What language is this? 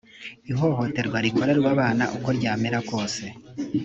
Kinyarwanda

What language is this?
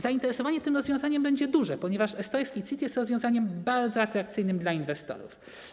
Polish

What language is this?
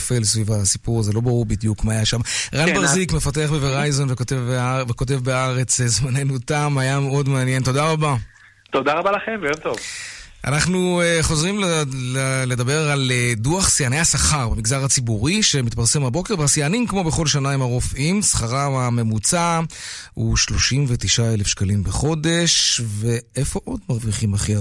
Hebrew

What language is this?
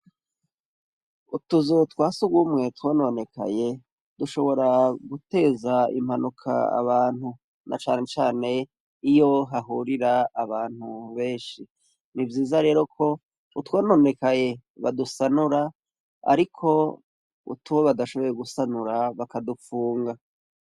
Rundi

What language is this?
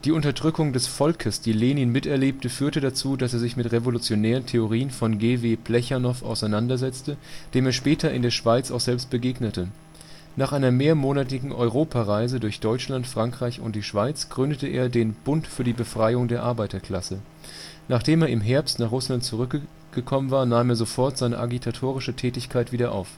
German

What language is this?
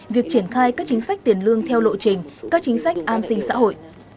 Vietnamese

